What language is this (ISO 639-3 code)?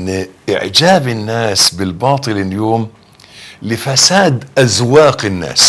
ara